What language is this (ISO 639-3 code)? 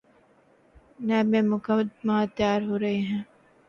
urd